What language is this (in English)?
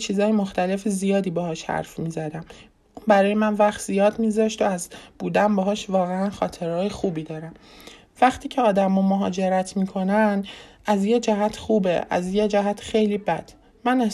Persian